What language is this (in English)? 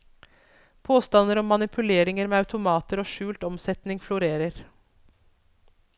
Norwegian